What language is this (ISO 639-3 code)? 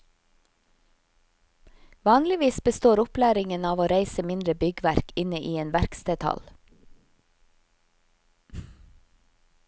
nor